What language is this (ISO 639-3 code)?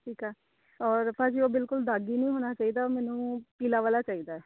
pan